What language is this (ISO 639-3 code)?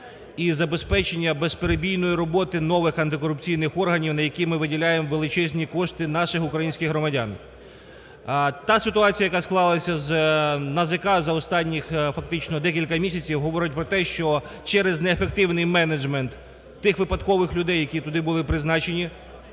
ukr